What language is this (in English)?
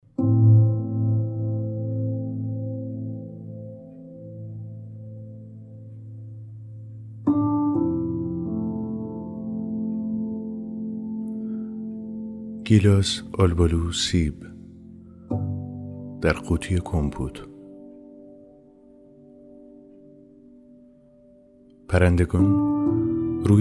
Persian